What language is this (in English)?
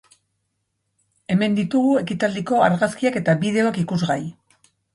Basque